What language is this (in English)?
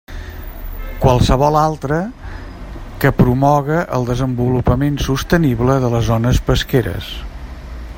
Catalan